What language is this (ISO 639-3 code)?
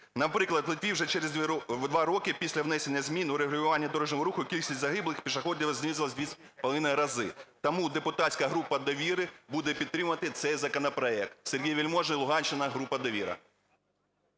ukr